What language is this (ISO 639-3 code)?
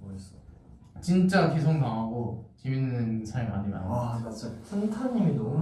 kor